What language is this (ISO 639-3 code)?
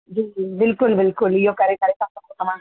snd